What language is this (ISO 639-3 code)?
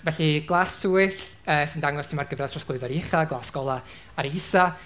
cym